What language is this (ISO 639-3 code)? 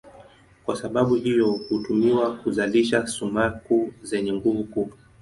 swa